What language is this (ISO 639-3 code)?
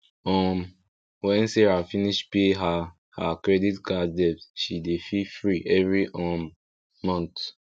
pcm